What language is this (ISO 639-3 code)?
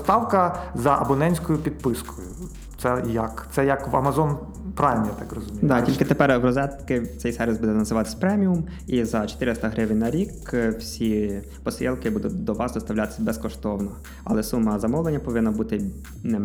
ukr